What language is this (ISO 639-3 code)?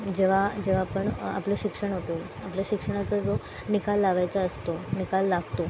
mar